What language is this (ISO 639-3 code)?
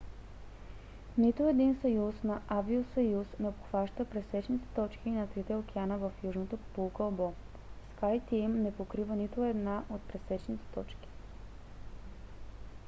bul